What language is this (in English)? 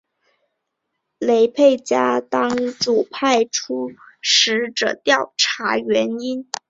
Chinese